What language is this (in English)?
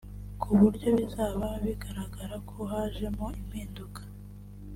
Kinyarwanda